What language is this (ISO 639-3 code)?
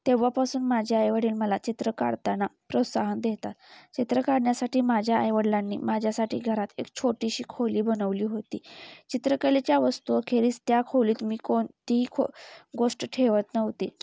mar